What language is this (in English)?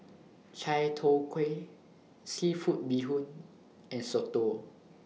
English